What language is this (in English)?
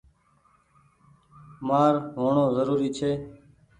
Goaria